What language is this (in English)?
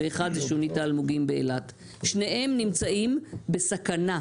Hebrew